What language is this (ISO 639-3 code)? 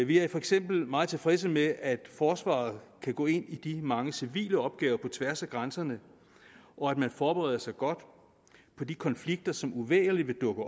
dan